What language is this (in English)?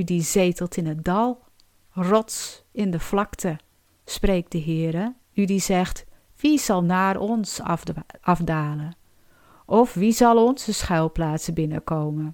Dutch